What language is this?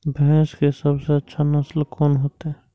Maithili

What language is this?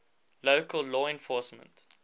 English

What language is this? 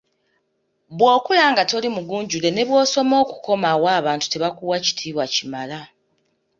Ganda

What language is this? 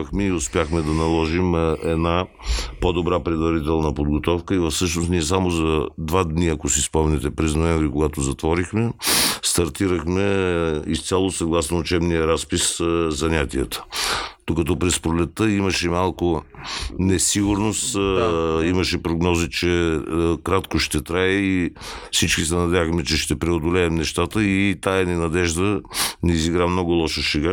Bulgarian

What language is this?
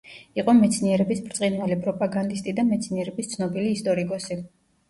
Georgian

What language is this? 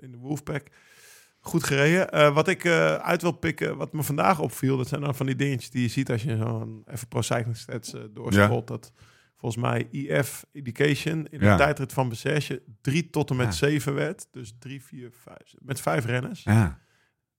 Dutch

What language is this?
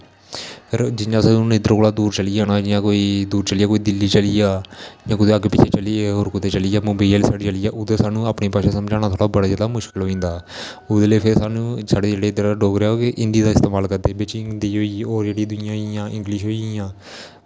Dogri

